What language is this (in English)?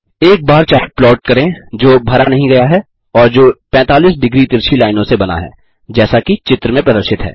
Hindi